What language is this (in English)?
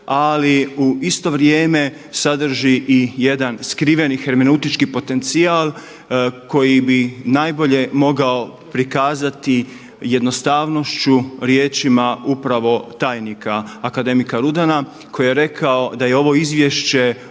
Croatian